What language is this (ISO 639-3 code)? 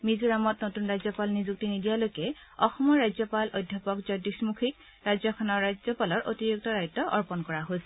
asm